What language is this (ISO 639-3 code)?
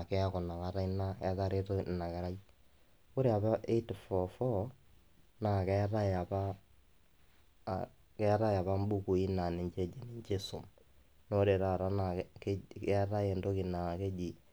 mas